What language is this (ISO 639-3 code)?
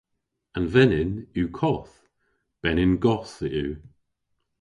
cor